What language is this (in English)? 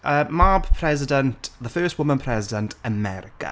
Welsh